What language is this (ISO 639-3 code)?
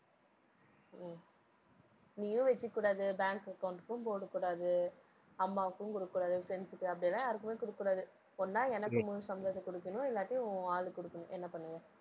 tam